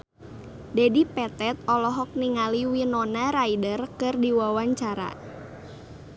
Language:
Sundanese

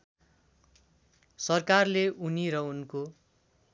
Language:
Nepali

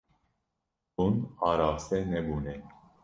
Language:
Kurdish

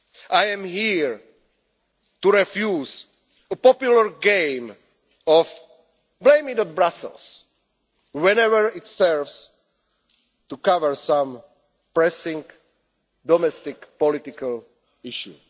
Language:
English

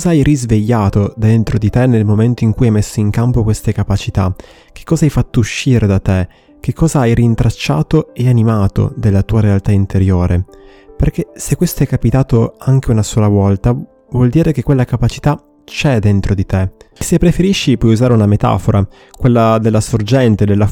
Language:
Italian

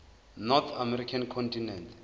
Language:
Zulu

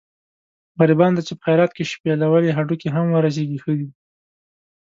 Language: Pashto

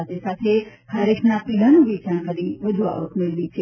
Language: Gujarati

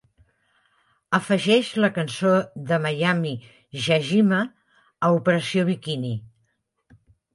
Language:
Catalan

